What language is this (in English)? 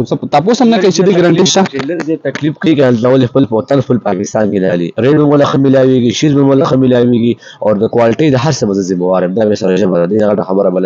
Arabic